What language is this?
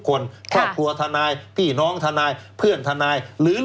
Thai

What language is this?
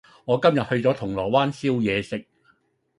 Cantonese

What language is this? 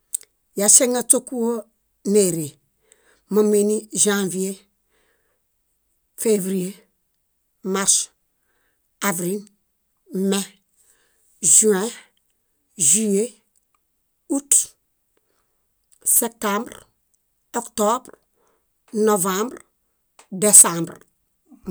Bayot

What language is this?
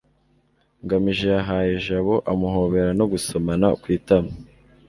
Kinyarwanda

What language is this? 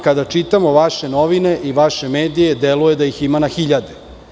Serbian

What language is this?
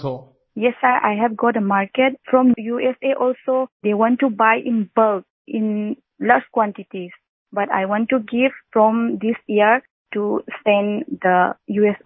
Hindi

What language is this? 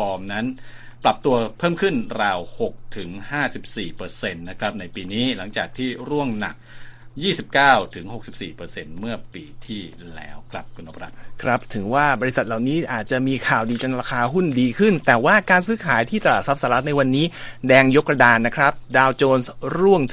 Thai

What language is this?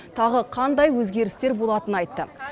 Kazakh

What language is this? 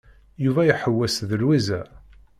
Kabyle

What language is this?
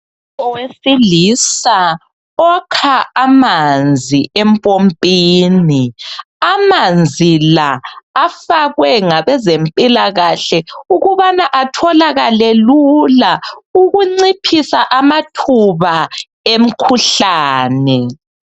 North Ndebele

